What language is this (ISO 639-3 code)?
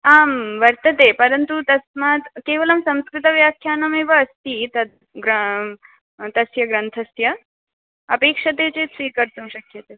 san